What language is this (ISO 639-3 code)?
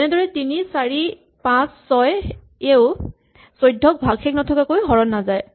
asm